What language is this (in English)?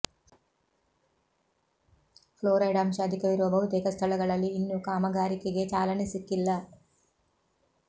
Kannada